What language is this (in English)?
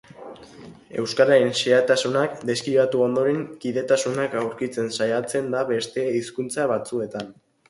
Basque